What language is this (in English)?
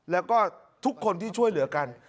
Thai